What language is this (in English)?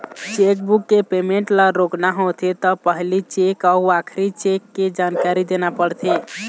Chhattisgarhi